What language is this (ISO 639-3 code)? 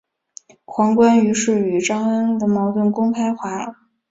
zho